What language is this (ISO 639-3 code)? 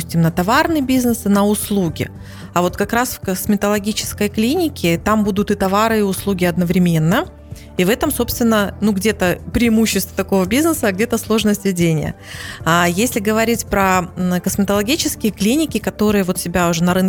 rus